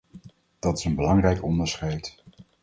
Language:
Dutch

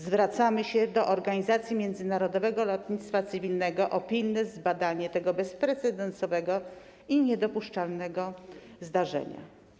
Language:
Polish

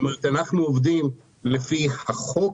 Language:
Hebrew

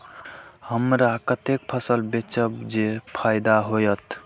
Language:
Maithili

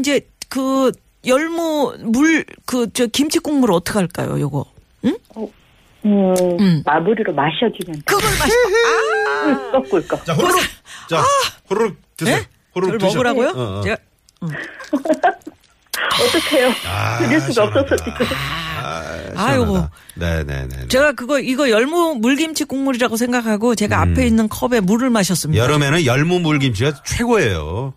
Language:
Korean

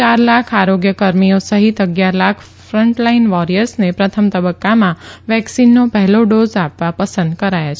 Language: Gujarati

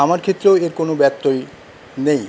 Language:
Bangla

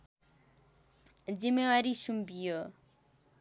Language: Nepali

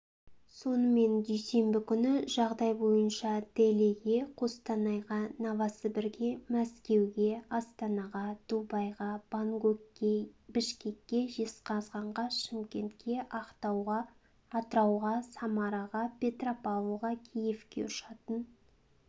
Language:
Kazakh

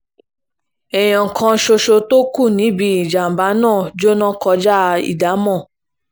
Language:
Yoruba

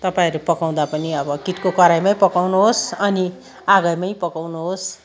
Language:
Nepali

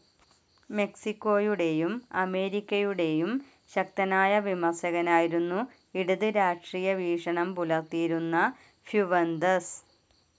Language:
Malayalam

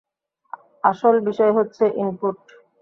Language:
Bangla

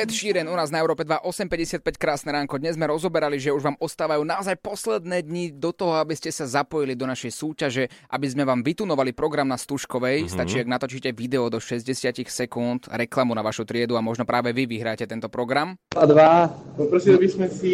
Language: Slovak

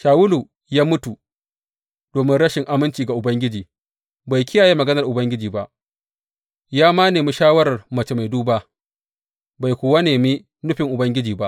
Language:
Hausa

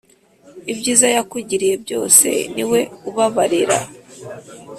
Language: Kinyarwanda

